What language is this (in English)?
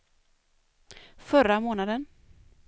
Swedish